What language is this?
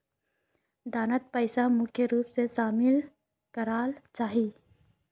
Magahi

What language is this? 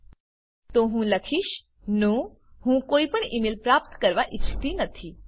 Gujarati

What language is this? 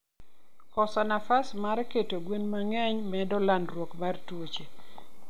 Luo (Kenya and Tanzania)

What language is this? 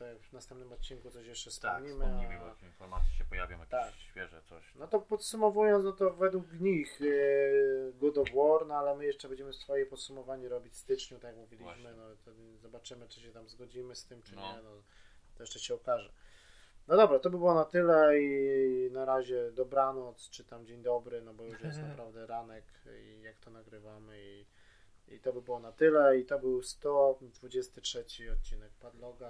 Polish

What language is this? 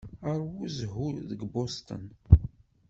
Kabyle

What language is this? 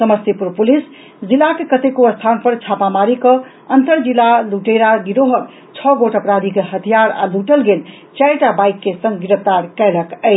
Maithili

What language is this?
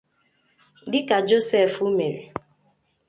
Igbo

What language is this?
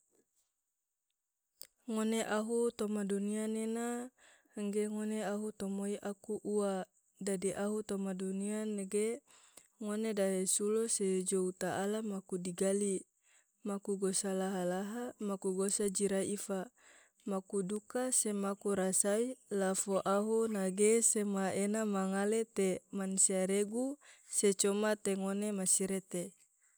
Tidore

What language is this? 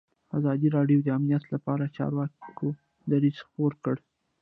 Pashto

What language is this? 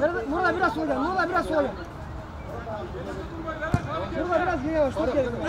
Turkish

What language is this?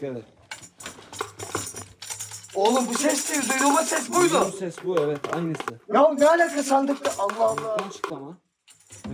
Turkish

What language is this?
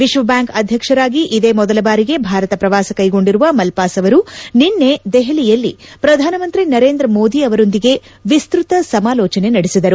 Kannada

